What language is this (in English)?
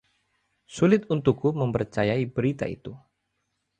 Indonesian